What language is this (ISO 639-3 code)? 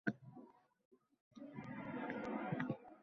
uzb